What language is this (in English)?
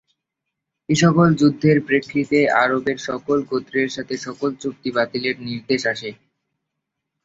Bangla